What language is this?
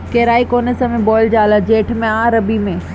Bhojpuri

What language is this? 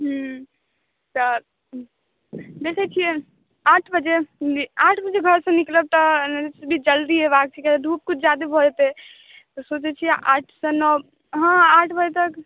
Maithili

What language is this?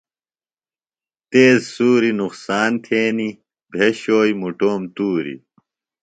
Phalura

